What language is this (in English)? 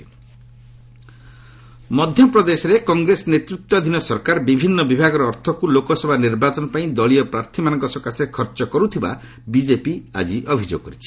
Odia